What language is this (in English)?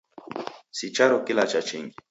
Taita